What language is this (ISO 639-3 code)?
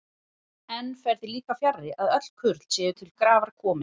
isl